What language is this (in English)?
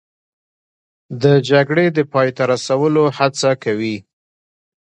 Pashto